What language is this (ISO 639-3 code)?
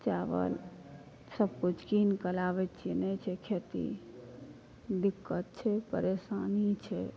mai